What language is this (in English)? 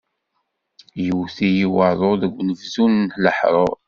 Kabyle